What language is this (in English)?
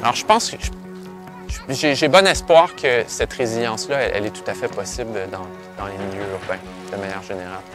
French